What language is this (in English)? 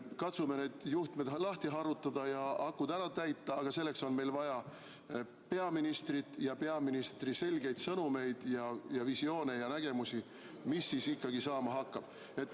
Estonian